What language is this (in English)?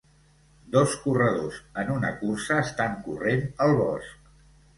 Catalan